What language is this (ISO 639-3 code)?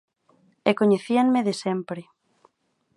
glg